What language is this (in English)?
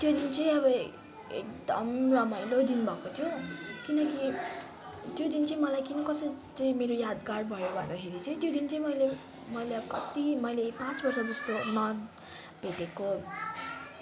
Nepali